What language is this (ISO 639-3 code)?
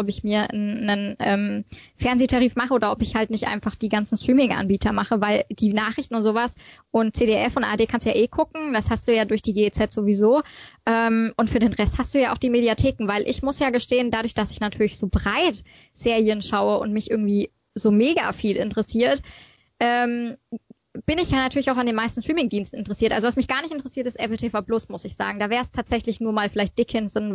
deu